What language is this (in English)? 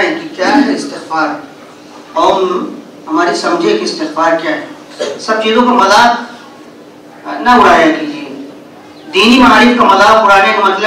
Hindi